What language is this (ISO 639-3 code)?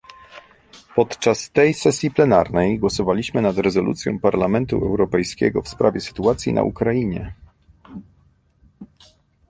pol